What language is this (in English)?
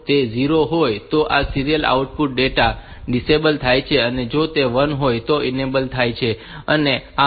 Gujarati